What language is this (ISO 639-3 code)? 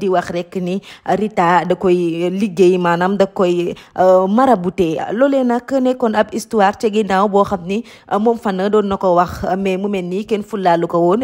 fra